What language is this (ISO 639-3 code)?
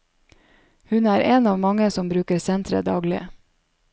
nor